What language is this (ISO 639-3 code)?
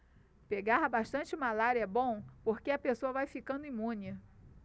por